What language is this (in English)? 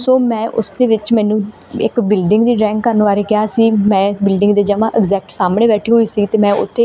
Punjabi